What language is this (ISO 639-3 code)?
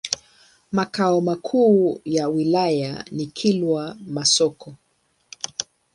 swa